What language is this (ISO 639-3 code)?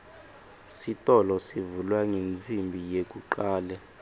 ssw